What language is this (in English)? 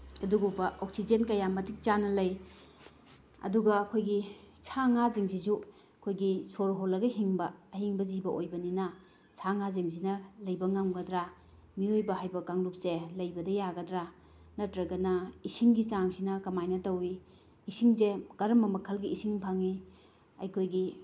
Manipuri